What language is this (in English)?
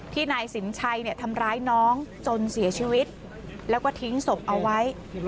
Thai